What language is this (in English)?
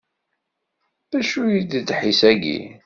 Kabyle